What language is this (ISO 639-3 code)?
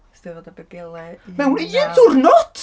cym